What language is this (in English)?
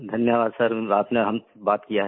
Hindi